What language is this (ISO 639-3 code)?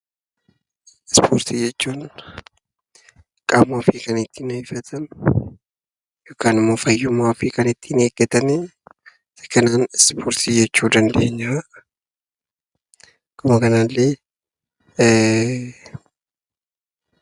orm